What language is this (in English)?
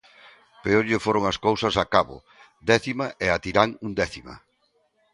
Galician